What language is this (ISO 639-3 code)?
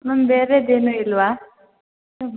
kan